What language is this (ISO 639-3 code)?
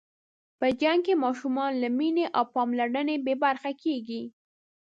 pus